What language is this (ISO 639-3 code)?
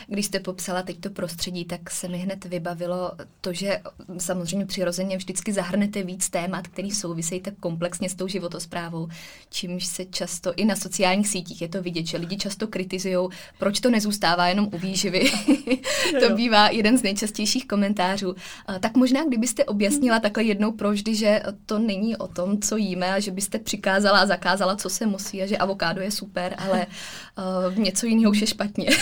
ces